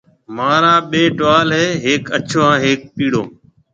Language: Marwari (Pakistan)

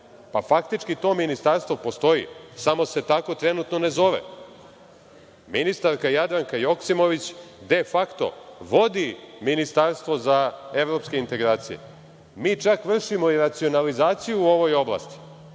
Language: Serbian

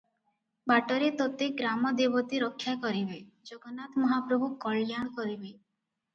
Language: Odia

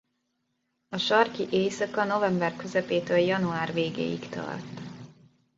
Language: Hungarian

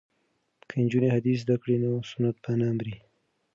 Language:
Pashto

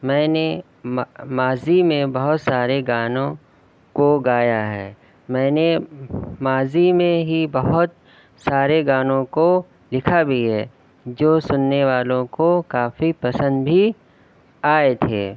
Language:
Urdu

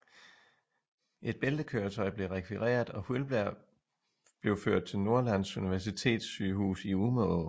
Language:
Danish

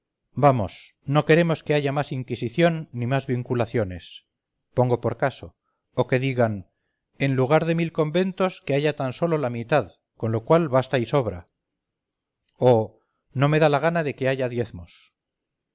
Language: Spanish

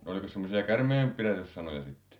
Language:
Finnish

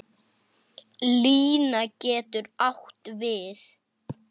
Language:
Icelandic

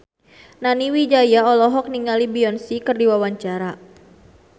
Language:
Sundanese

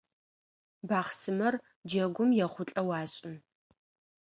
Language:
Adyghe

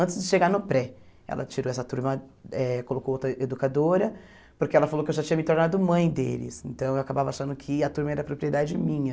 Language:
Portuguese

